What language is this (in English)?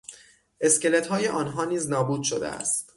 Persian